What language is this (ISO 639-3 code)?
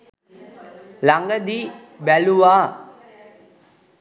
sin